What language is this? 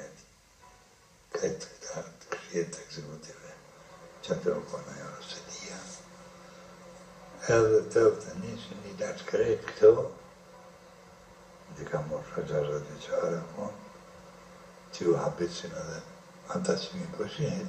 Romanian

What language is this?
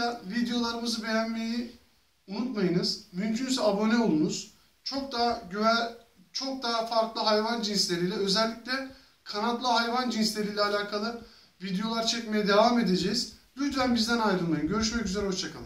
Turkish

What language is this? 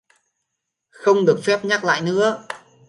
Vietnamese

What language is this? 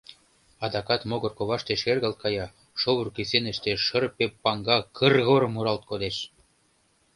Mari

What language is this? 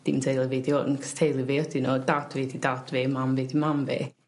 Welsh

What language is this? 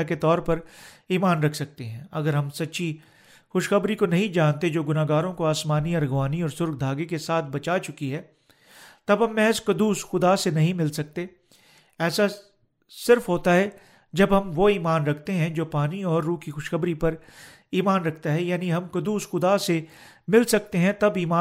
Urdu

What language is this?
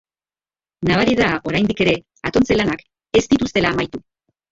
Basque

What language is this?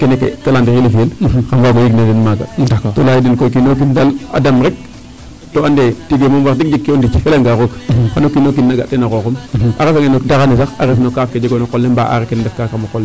Serer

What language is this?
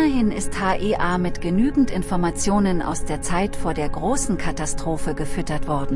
German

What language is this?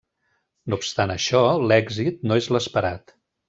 Catalan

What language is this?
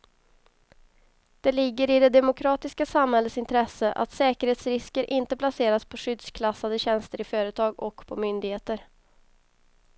Swedish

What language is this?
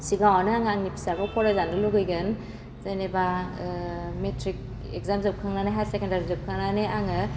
Bodo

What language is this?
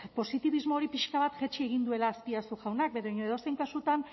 Basque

